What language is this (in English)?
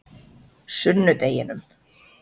Icelandic